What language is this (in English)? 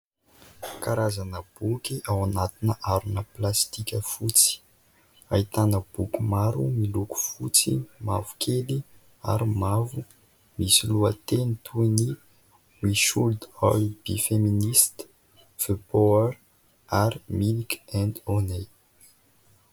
Malagasy